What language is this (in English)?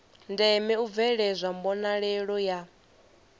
Venda